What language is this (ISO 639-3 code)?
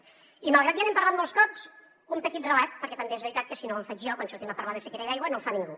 cat